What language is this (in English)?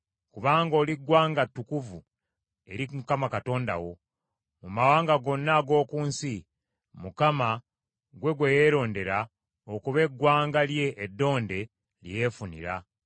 Ganda